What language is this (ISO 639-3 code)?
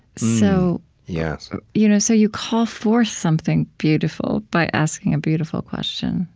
eng